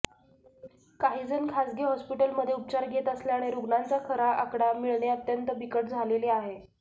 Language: Marathi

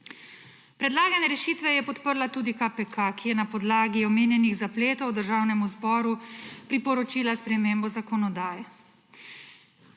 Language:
Slovenian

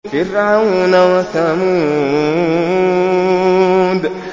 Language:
Arabic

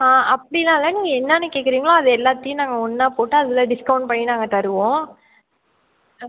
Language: Tamil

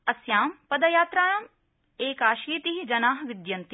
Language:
Sanskrit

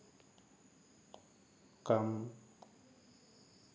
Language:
Assamese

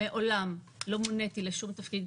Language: Hebrew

